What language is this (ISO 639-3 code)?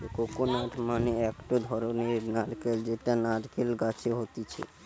ben